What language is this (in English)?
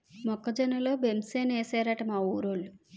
Telugu